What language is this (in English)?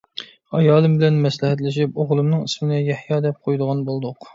Uyghur